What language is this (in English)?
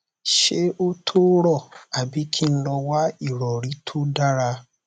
Yoruba